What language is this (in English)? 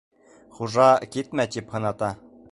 Bashkir